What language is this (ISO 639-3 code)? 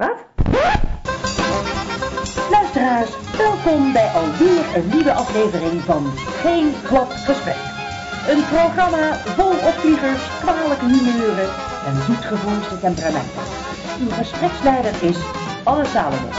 nld